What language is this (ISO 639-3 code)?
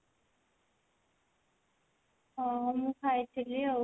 ori